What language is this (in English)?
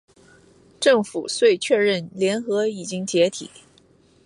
Chinese